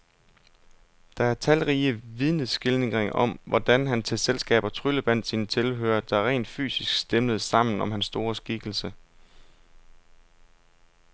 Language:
Danish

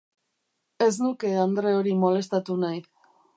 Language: Basque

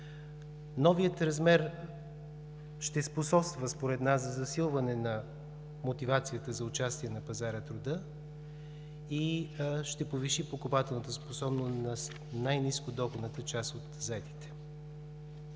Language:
Bulgarian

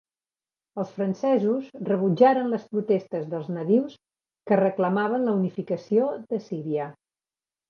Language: Catalan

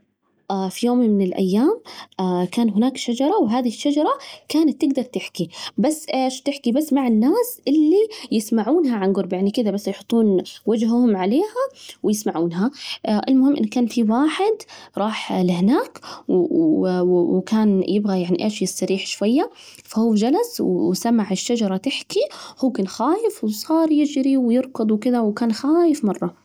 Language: Najdi Arabic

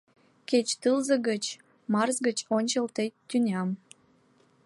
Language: Mari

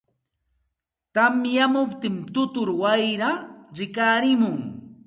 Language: Santa Ana de Tusi Pasco Quechua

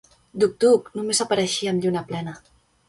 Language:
Catalan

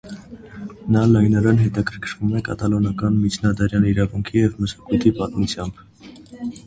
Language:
Armenian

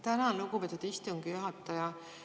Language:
Estonian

